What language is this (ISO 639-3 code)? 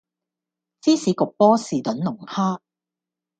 yue